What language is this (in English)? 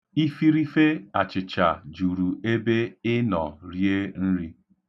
Igbo